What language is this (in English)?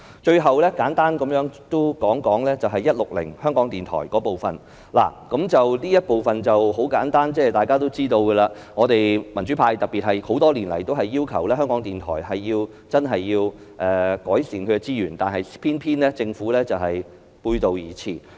Cantonese